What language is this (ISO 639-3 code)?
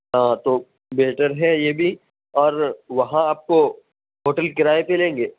urd